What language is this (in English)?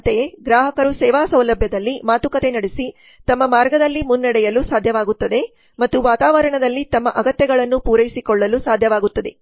Kannada